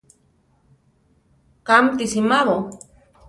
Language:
Central Tarahumara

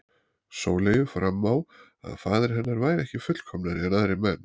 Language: Icelandic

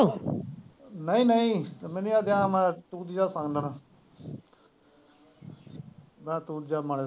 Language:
Punjabi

